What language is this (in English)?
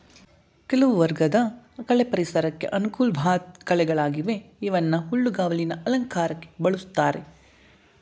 Kannada